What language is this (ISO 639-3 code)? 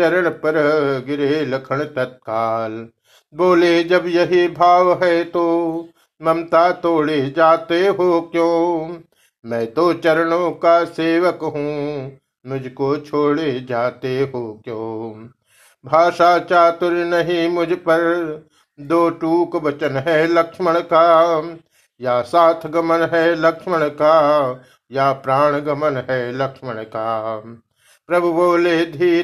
hin